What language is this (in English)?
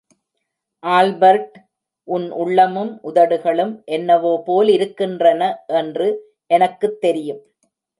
Tamil